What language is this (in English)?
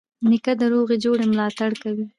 Pashto